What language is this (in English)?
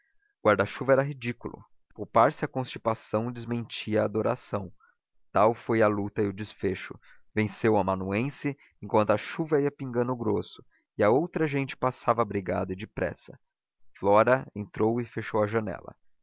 Portuguese